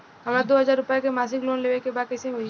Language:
Bhojpuri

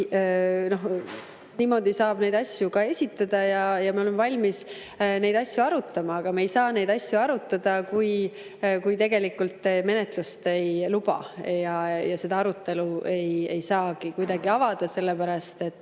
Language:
Estonian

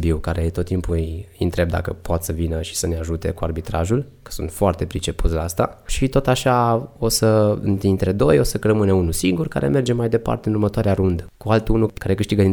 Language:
Romanian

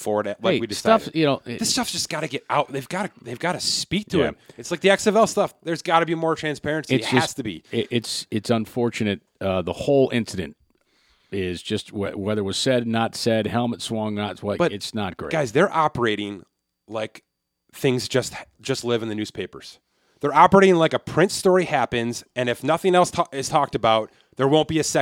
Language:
English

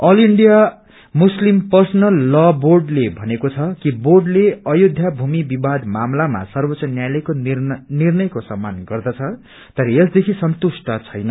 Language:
Nepali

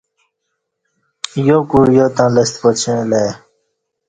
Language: Kati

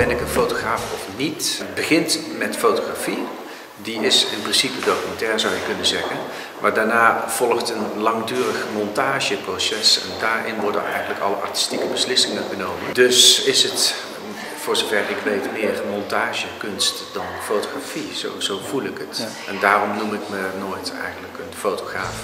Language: Dutch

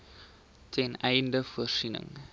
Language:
Afrikaans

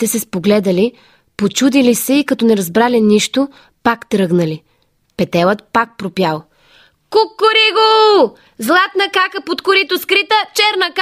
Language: Bulgarian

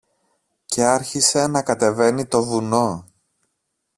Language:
Greek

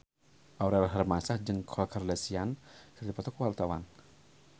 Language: Sundanese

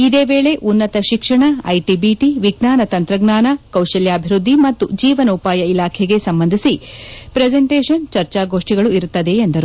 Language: Kannada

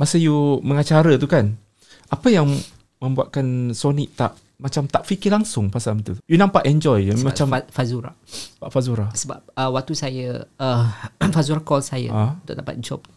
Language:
Malay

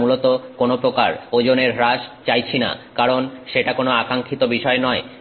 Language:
Bangla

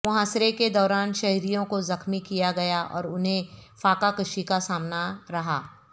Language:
Urdu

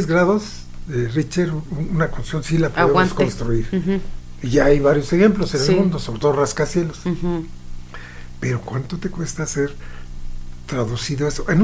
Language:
Spanish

